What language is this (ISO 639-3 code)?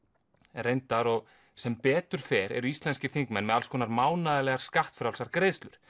isl